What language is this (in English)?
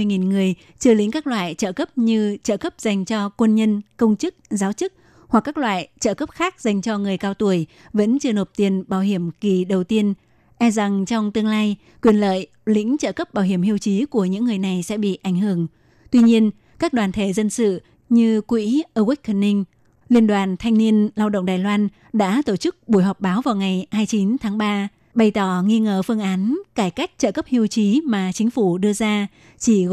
Vietnamese